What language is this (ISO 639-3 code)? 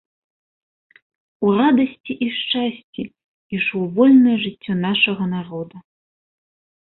bel